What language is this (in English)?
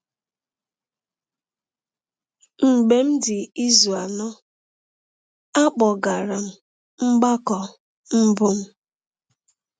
Igbo